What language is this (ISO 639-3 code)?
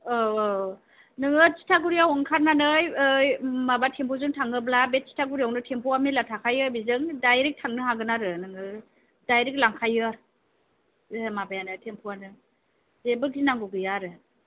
brx